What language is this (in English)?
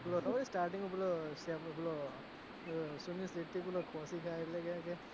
Gujarati